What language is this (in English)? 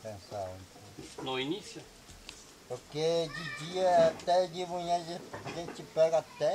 Portuguese